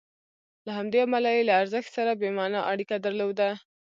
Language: Pashto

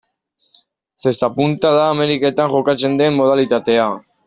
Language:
Basque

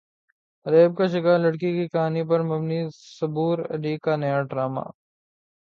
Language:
Urdu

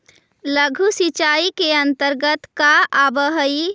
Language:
Magahi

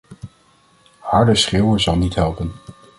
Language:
Dutch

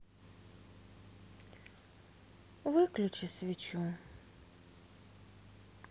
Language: Russian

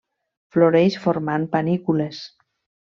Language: Catalan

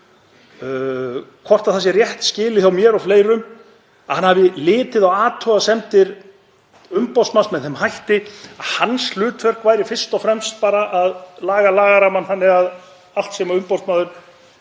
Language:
Icelandic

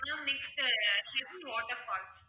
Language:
Tamil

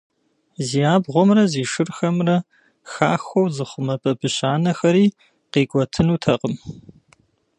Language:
Kabardian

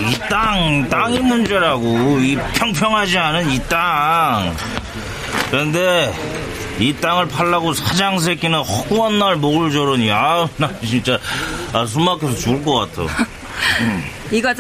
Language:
Korean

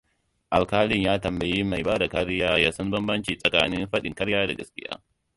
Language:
Hausa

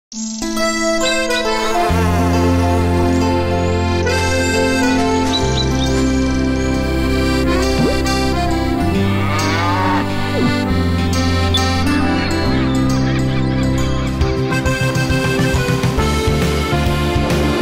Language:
Finnish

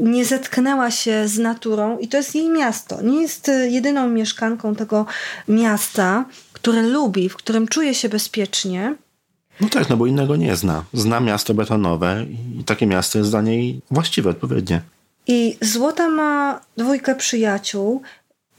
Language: Polish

